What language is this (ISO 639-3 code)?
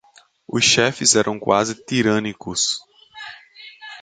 por